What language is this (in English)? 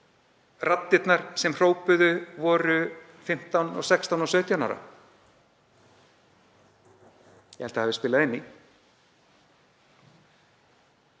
Icelandic